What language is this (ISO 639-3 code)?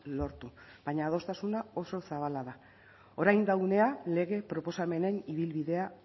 eus